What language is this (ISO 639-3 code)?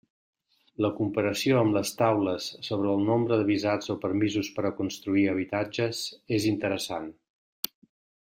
cat